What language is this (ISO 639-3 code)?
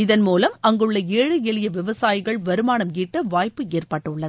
tam